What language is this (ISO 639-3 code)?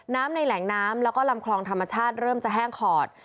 tha